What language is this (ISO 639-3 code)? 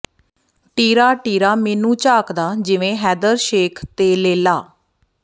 pan